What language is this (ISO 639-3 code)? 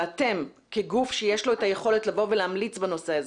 heb